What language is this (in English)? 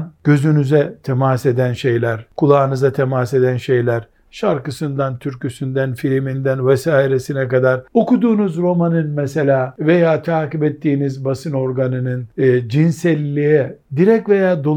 Turkish